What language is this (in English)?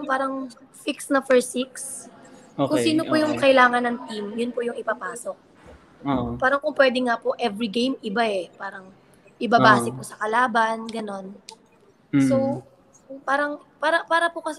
Filipino